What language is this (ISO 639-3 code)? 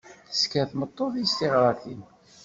kab